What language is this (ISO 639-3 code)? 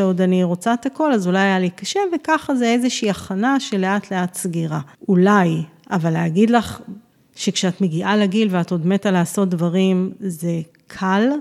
heb